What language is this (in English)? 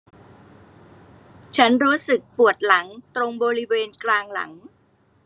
Thai